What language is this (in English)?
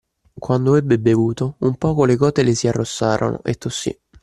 Italian